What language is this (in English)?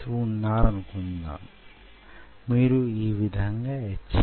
Telugu